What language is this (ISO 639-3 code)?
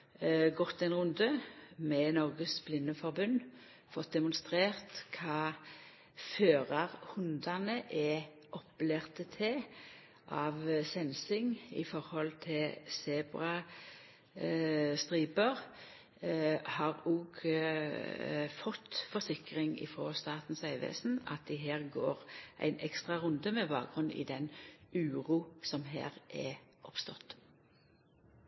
nno